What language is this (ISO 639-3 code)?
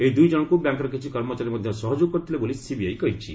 ori